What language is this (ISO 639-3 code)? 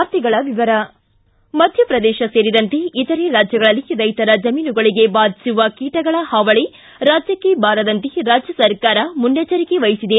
kan